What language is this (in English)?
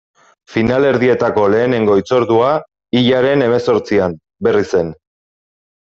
Basque